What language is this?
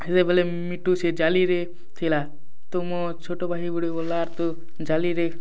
Odia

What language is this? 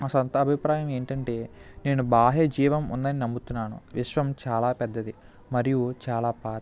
Telugu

